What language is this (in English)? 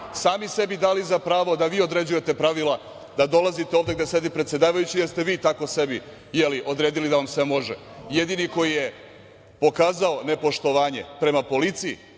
Serbian